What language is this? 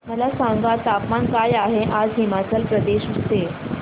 Marathi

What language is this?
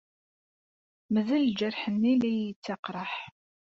Kabyle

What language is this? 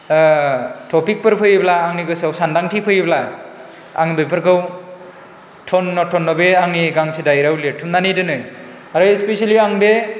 Bodo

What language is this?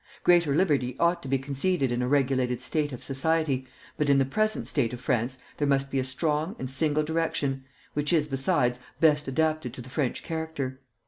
English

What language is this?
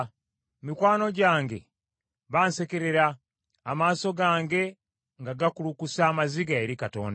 Ganda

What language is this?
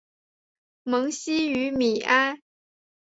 Chinese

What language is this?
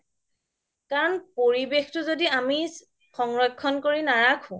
Assamese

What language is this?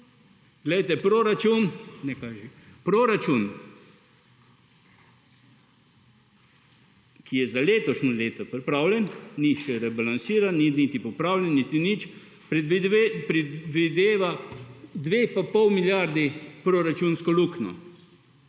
Slovenian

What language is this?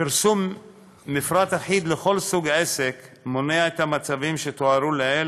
Hebrew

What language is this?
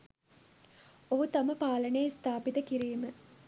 Sinhala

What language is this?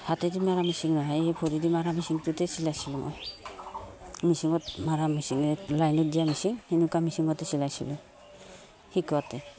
Assamese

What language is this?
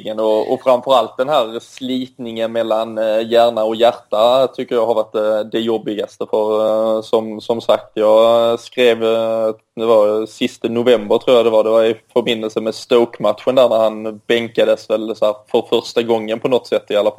Swedish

